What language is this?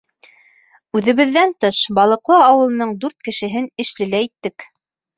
Bashkir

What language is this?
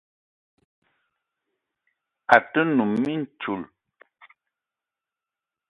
Eton (Cameroon)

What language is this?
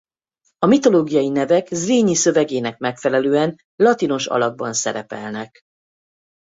Hungarian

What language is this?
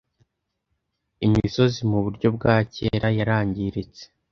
Kinyarwanda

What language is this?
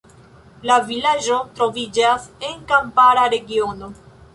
Esperanto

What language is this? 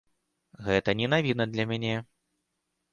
Belarusian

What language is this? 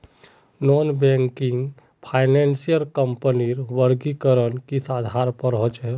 Magahi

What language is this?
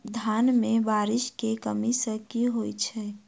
Maithili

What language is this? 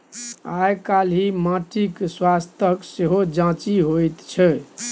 Maithili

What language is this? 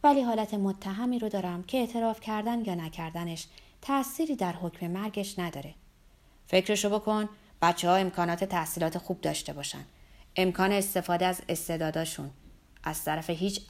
Persian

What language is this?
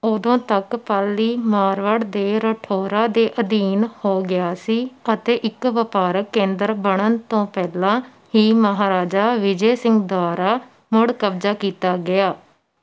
Punjabi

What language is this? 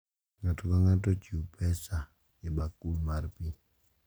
Luo (Kenya and Tanzania)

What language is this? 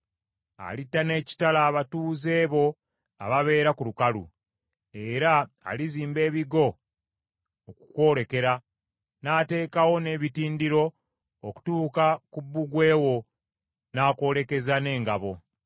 Ganda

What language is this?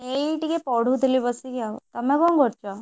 Odia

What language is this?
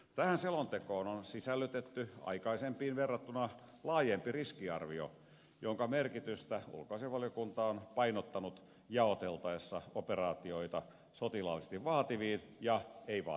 Finnish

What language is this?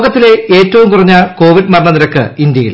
Malayalam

